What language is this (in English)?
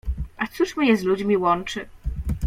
Polish